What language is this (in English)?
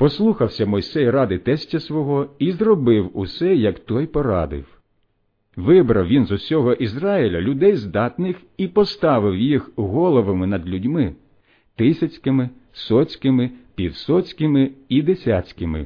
Ukrainian